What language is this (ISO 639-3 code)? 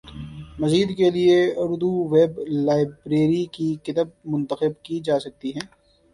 urd